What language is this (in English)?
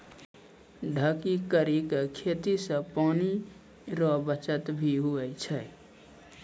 Maithili